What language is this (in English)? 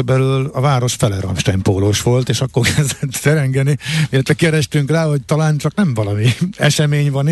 Hungarian